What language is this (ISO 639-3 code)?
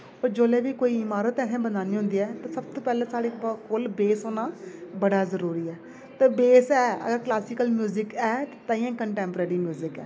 doi